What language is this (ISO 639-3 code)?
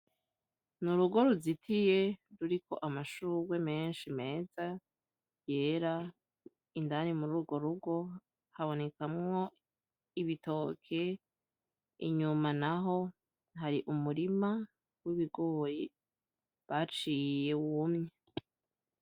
run